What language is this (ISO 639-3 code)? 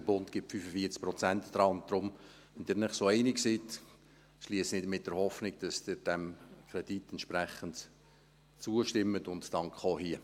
gsw